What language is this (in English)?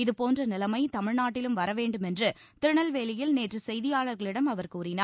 Tamil